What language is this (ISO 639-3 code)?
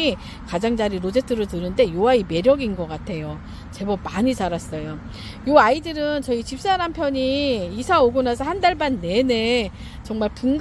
kor